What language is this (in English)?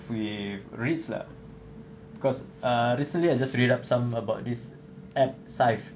English